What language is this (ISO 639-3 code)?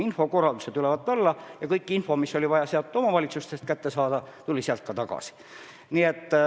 est